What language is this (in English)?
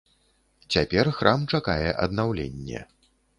Belarusian